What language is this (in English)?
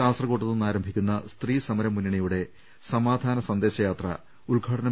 Malayalam